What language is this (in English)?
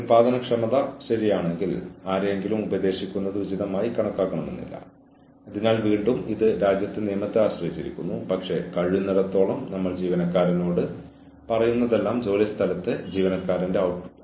Malayalam